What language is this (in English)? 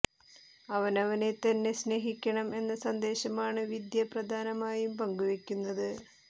Malayalam